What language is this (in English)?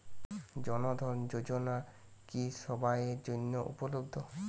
Bangla